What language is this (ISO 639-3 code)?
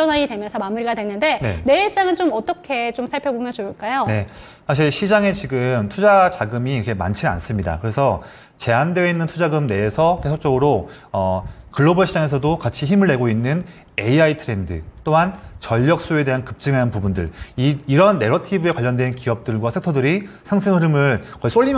kor